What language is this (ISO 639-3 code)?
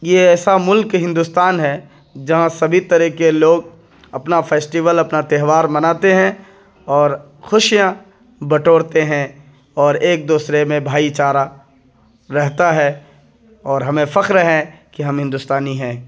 urd